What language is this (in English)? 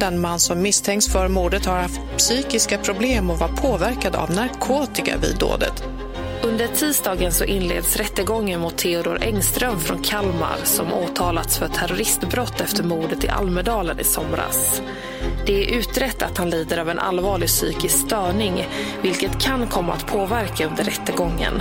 Swedish